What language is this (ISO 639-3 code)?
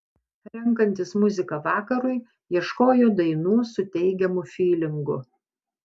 lit